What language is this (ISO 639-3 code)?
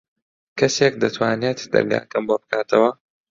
ckb